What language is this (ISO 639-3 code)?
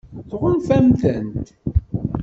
kab